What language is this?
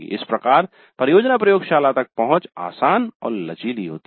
Hindi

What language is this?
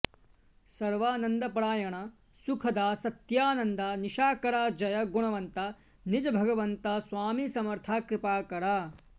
Sanskrit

